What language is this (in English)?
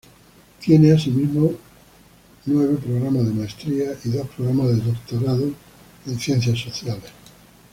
Spanish